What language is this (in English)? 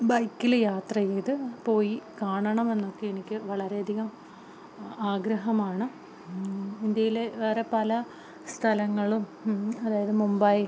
Malayalam